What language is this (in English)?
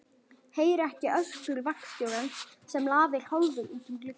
Icelandic